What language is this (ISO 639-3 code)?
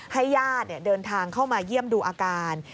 tha